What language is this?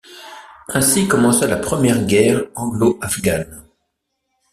French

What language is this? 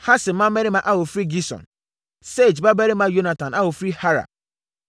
Akan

